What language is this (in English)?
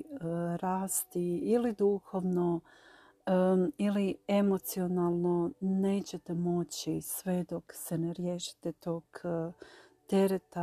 Croatian